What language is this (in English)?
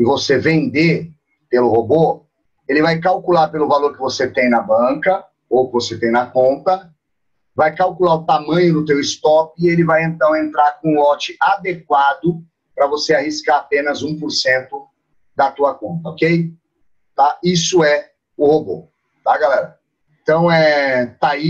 Portuguese